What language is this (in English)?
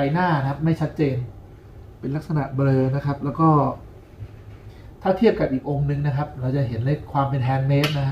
Thai